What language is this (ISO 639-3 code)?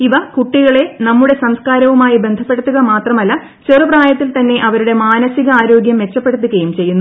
mal